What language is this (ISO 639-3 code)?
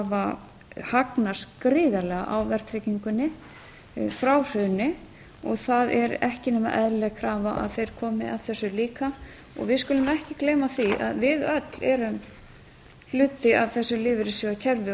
isl